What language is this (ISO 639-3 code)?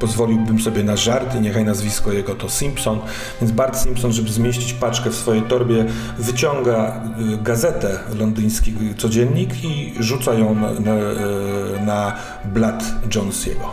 pol